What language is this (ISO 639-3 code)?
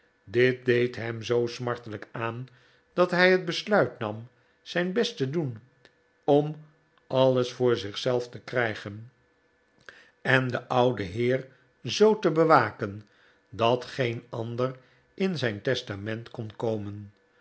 nld